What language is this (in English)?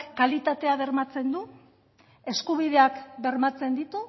Basque